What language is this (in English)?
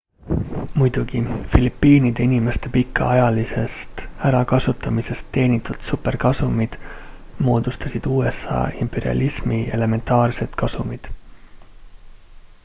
Estonian